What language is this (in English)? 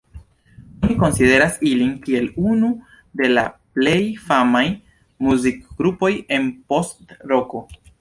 Esperanto